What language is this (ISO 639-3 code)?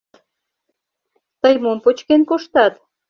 chm